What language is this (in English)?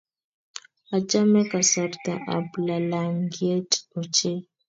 Kalenjin